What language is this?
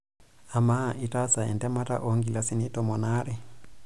Masai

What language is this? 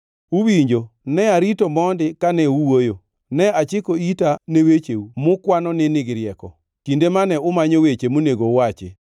Luo (Kenya and Tanzania)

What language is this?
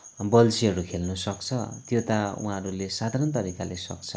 Nepali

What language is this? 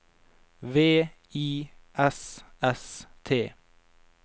Norwegian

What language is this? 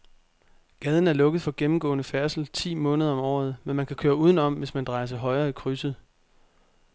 Danish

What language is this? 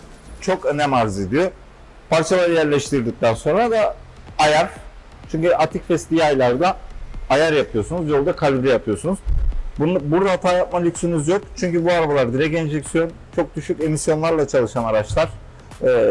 Turkish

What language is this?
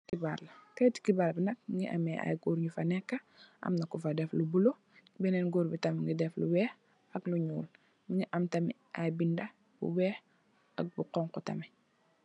Wolof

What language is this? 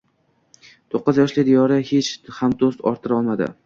Uzbek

